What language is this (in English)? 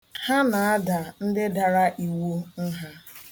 Igbo